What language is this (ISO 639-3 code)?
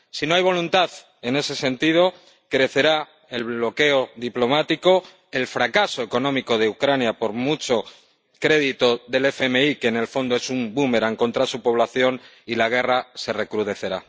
spa